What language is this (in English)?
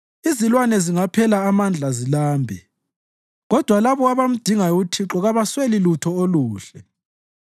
North Ndebele